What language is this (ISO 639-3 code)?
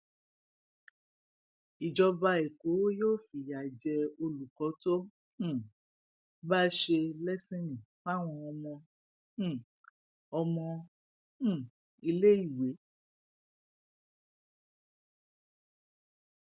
yor